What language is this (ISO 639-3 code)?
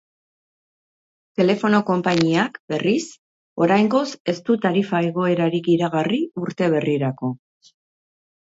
eus